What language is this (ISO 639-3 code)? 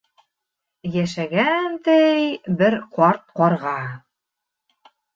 bak